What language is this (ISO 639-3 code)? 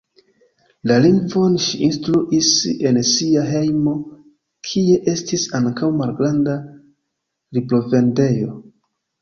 epo